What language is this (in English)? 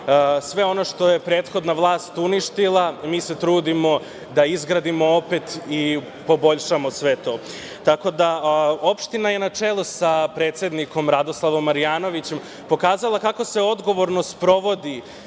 Serbian